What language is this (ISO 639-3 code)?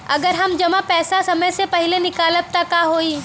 bho